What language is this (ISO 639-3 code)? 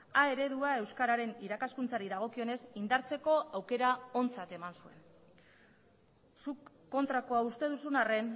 eus